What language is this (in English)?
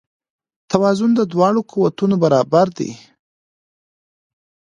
Pashto